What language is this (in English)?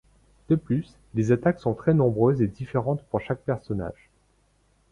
French